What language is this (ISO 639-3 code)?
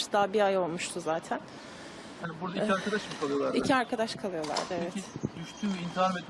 tur